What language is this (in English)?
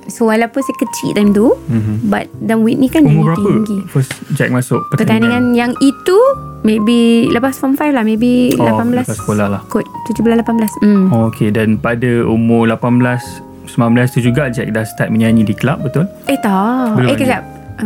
Malay